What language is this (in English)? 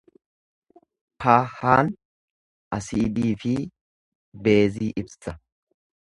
Oromo